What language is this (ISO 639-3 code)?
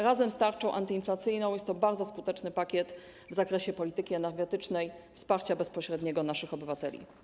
pol